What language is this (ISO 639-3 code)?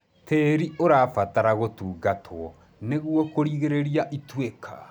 kik